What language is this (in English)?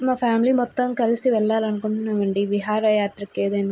Telugu